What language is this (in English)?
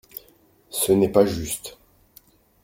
French